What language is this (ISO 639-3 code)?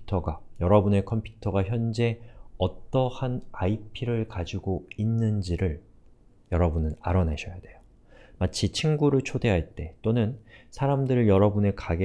kor